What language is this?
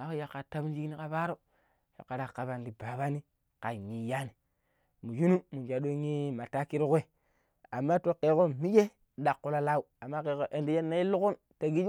Pero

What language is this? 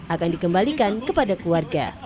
Indonesian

